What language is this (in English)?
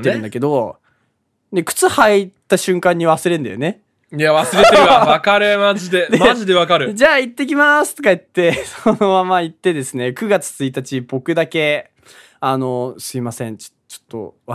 Japanese